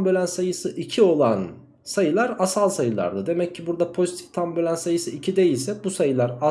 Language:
Turkish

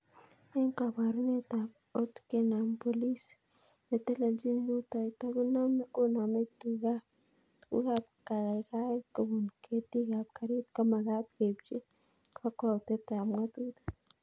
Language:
Kalenjin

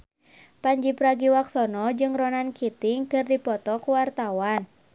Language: Sundanese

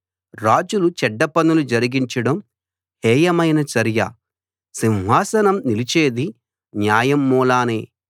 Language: Telugu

